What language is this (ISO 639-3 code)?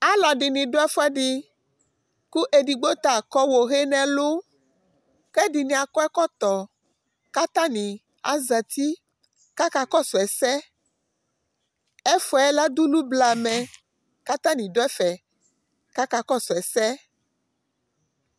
kpo